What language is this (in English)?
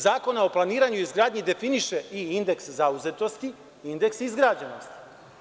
Serbian